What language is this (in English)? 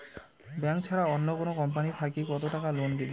Bangla